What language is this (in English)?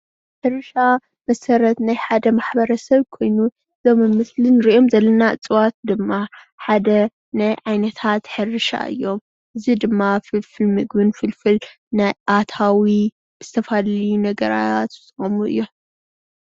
Tigrinya